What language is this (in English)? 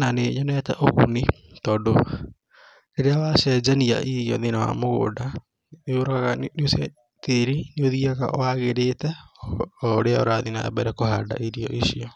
Kikuyu